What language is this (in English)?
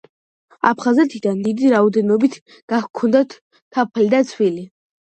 Georgian